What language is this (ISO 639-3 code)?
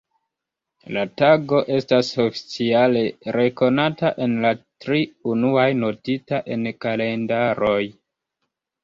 epo